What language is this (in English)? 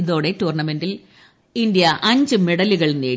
Malayalam